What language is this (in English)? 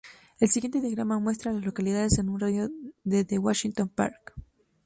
Spanish